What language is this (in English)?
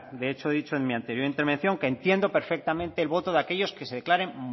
Spanish